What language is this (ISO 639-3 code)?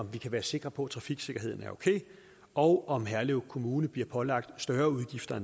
dan